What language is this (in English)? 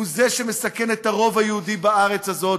Hebrew